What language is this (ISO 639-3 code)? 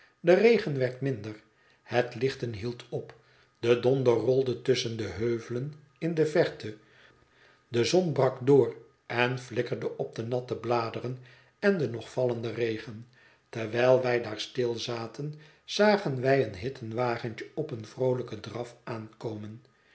nld